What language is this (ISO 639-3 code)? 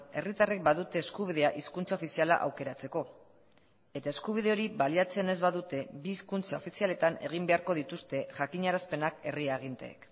eus